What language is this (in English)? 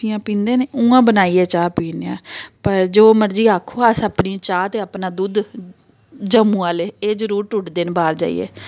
Dogri